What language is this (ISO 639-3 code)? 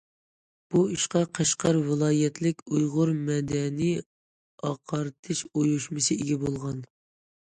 uig